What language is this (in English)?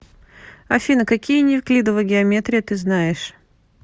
Russian